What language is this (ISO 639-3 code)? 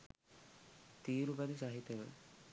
sin